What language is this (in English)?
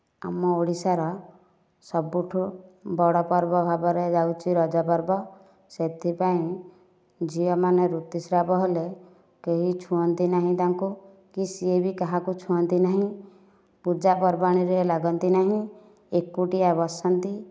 Odia